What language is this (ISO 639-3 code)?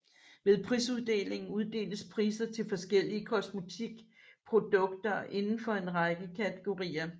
dan